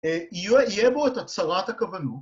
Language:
Hebrew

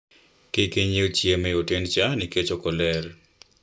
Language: Luo (Kenya and Tanzania)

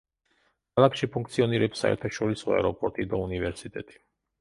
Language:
Georgian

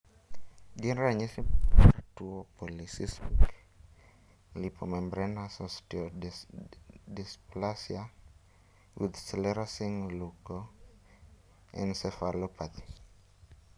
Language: Luo (Kenya and Tanzania)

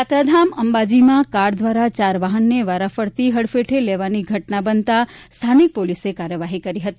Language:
Gujarati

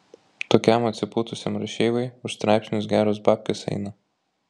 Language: Lithuanian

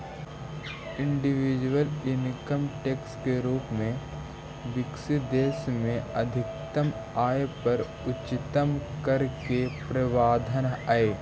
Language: Magahi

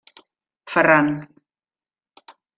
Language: Catalan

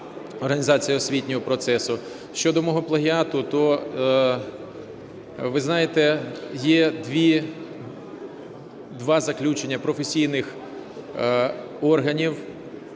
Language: Ukrainian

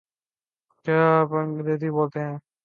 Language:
Urdu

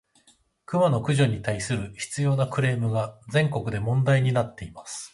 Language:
Japanese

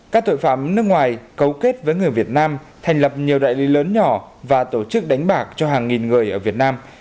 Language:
Vietnamese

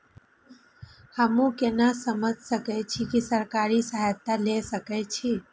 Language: Maithili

